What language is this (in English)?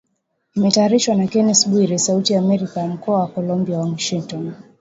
Swahili